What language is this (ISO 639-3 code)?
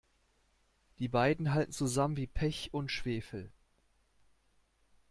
deu